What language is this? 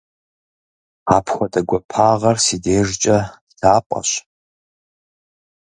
Kabardian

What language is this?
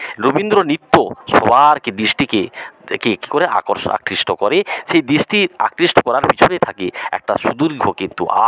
Bangla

